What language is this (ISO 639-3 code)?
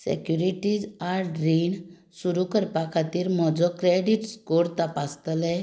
kok